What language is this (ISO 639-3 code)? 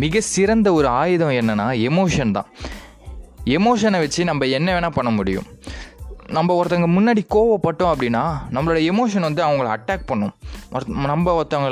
tam